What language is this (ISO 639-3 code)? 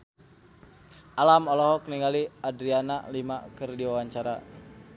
sun